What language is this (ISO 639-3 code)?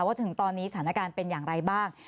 tha